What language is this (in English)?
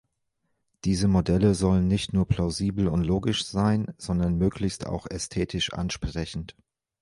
German